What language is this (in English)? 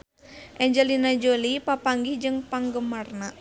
Sundanese